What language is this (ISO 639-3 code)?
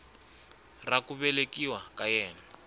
tso